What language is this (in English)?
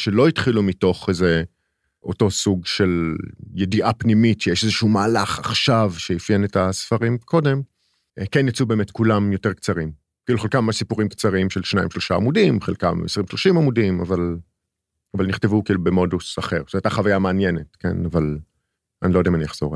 Hebrew